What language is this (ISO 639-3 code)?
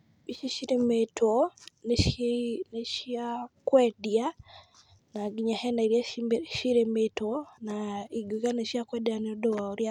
kik